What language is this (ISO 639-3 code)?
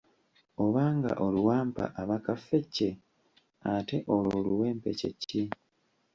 lug